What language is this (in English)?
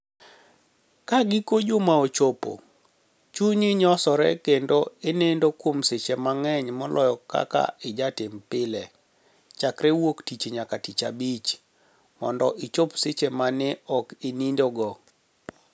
Luo (Kenya and Tanzania)